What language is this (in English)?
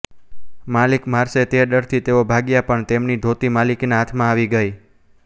Gujarati